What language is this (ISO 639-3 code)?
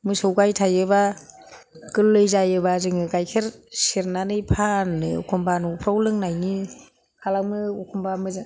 brx